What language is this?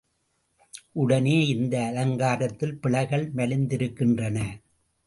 Tamil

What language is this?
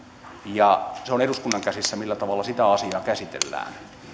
Finnish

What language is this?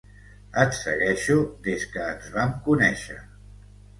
Catalan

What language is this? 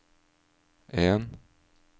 Norwegian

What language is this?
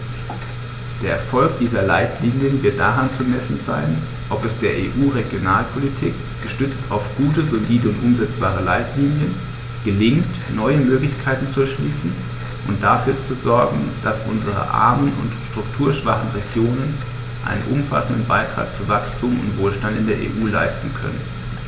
German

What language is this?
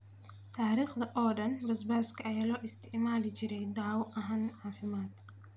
Somali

